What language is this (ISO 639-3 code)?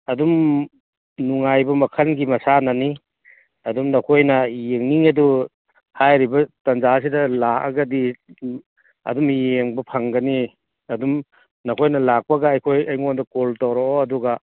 mni